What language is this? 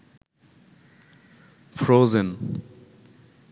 Bangla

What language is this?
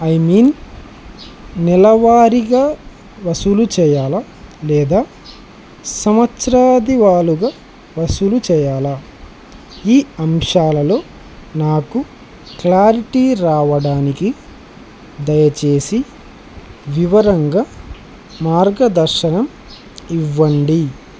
Telugu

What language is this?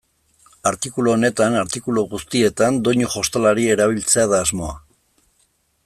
Basque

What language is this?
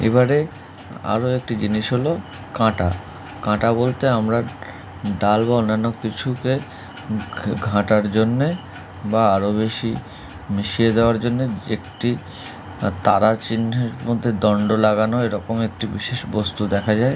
Bangla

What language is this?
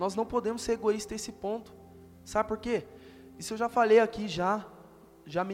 Portuguese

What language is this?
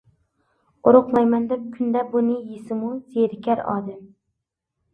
Uyghur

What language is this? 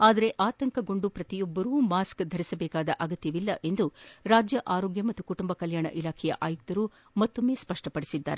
Kannada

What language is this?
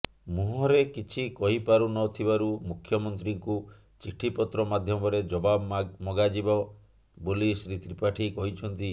Odia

